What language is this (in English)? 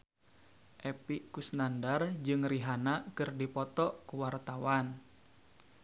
Sundanese